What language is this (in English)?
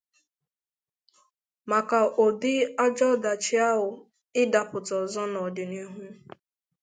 Igbo